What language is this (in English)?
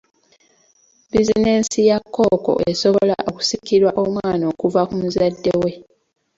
Ganda